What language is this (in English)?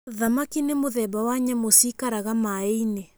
Kikuyu